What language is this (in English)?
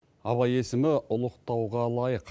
Kazakh